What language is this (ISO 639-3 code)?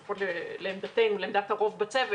heb